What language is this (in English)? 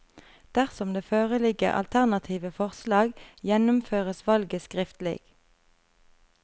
Norwegian